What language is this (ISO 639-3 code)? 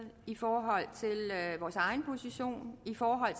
dan